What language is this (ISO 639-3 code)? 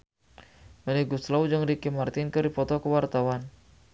sun